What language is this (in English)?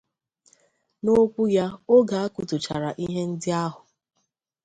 Igbo